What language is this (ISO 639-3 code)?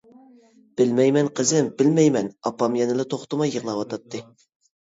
uig